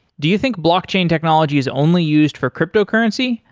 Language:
English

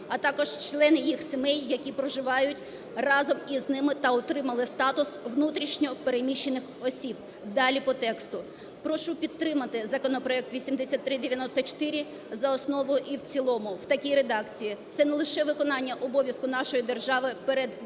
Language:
Ukrainian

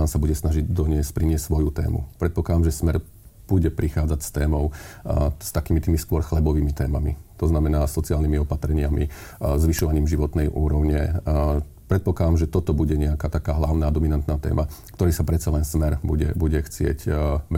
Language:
Slovak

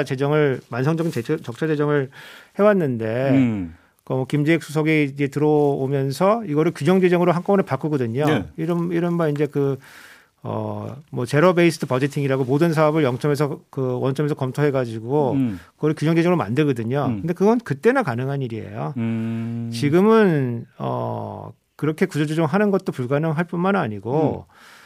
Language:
Korean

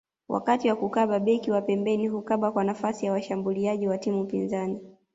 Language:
Swahili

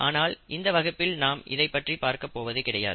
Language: Tamil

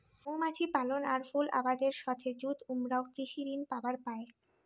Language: Bangla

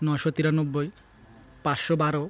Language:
Odia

